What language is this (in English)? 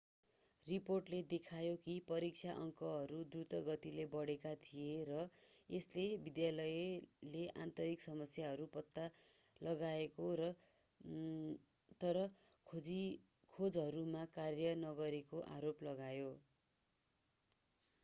Nepali